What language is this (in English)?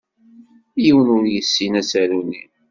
Kabyle